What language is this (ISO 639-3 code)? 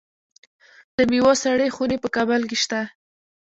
pus